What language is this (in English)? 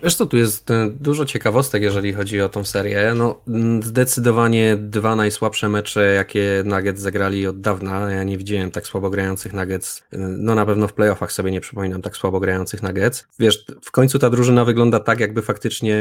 Polish